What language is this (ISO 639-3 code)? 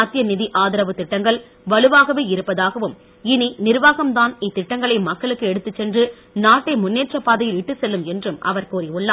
tam